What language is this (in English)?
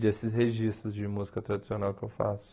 Portuguese